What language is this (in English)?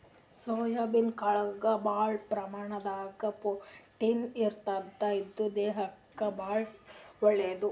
Kannada